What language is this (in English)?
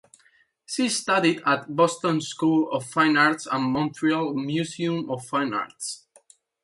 English